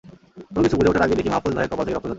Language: Bangla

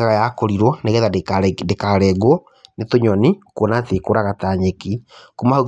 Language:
Kikuyu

